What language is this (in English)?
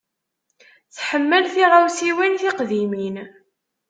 Kabyle